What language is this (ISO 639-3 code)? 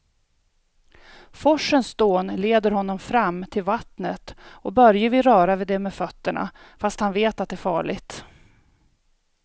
swe